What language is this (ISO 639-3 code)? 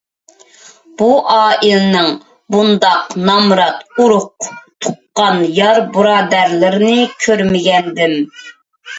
uig